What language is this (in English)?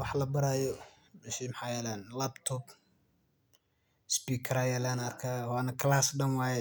Somali